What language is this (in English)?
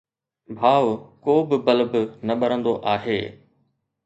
Sindhi